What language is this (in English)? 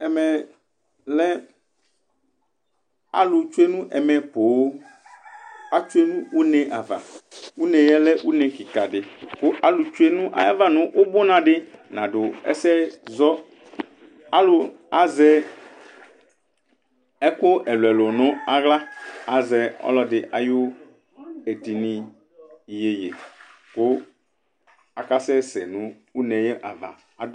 Ikposo